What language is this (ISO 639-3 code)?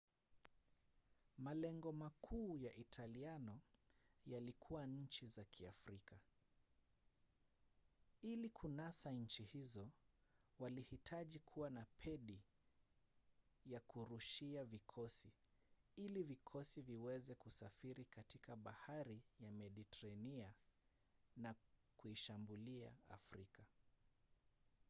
swa